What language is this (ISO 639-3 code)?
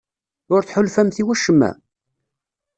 kab